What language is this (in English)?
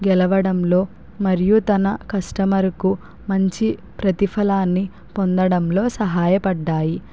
Telugu